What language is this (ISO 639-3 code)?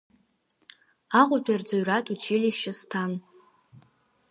abk